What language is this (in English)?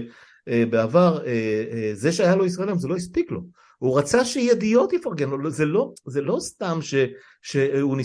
Hebrew